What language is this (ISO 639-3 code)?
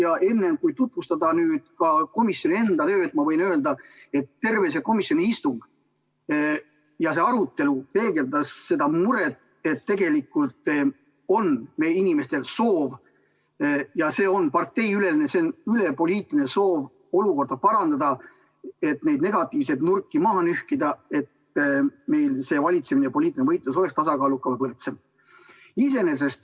est